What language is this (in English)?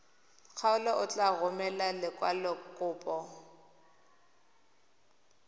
Tswana